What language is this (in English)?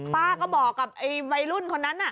Thai